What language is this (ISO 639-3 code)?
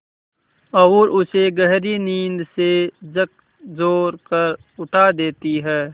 hin